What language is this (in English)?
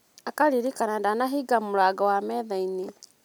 Kikuyu